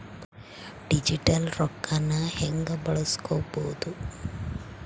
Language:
Kannada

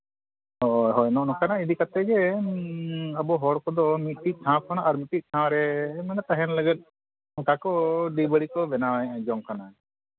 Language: Santali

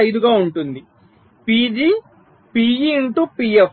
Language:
Telugu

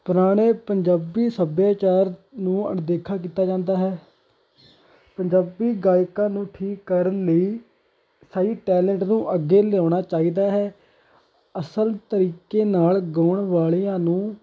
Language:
Punjabi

